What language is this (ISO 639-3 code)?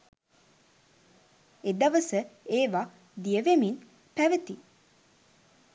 sin